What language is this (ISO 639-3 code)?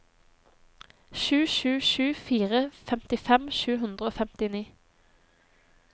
nor